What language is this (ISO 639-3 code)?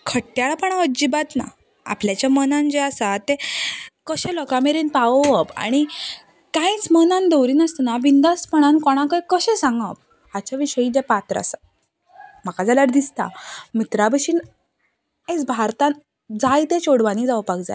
kok